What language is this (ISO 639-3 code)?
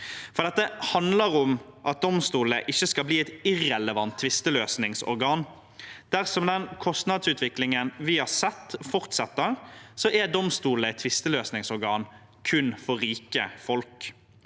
nor